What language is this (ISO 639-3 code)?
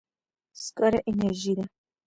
pus